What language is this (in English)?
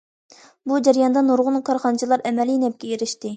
Uyghur